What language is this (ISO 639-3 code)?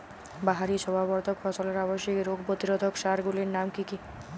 ben